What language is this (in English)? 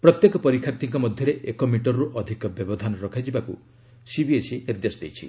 Odia